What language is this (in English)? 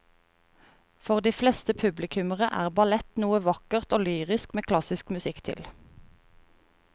Norwegian